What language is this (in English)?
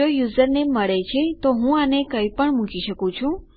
Gujarati